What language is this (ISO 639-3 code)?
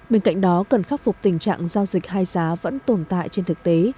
vie